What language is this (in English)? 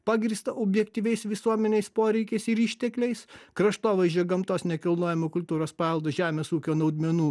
Lithuanian